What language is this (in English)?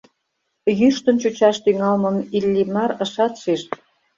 Mari